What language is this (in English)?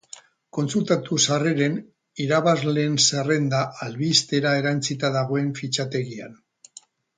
Basque